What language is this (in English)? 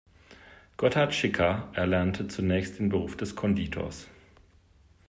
German